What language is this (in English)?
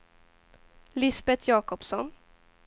Swedish